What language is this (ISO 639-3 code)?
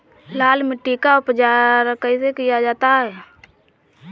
hin